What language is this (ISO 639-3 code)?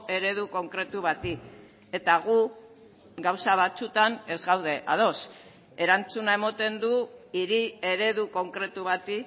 eus